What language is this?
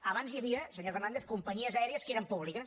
Catalan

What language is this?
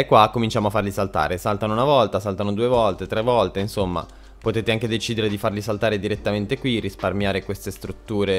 Italian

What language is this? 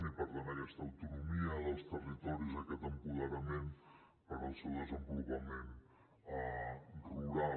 Catalan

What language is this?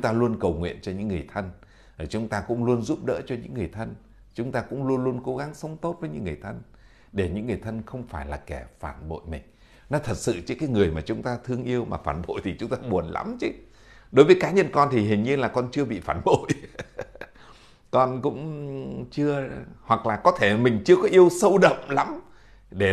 Vietnamese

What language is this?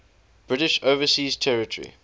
English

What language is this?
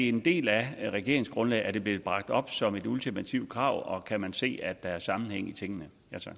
Danish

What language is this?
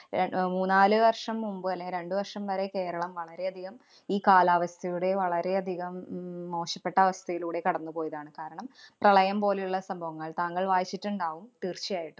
Malayalam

